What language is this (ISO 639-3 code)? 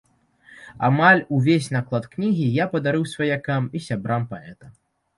bel